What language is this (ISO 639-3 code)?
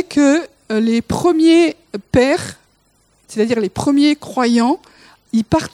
fra